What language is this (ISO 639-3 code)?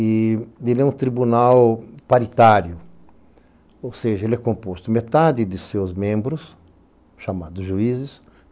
por